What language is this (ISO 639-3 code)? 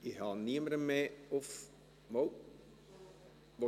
gsw